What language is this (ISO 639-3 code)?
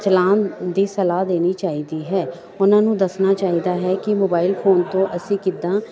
pan